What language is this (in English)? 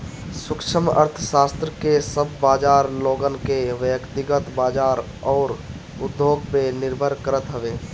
Bhojpuri